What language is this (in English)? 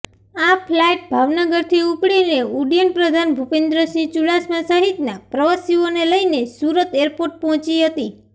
Gujarati